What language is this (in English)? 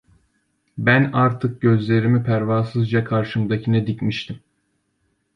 Turkish